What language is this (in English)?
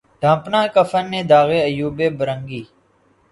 Urdu